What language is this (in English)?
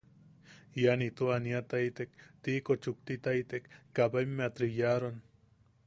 Yaqui